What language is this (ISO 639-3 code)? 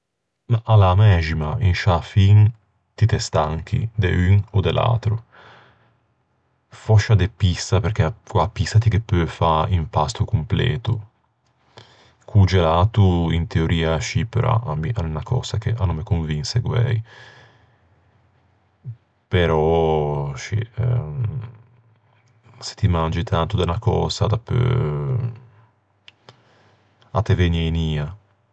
lij